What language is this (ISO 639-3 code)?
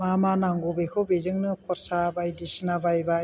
brx